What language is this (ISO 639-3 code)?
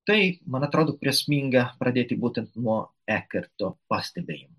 lit